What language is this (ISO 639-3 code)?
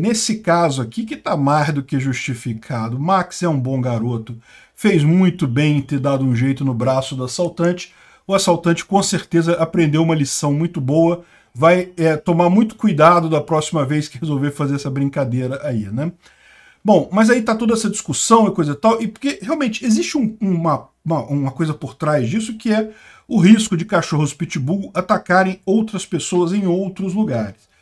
por